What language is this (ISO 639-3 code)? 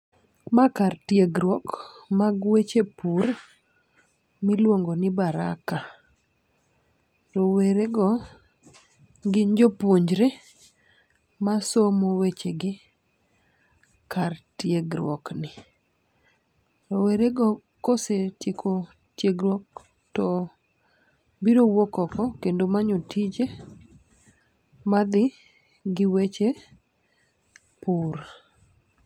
luo